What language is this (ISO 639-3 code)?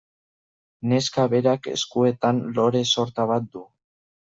eus